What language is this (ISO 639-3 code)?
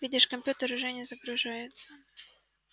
rus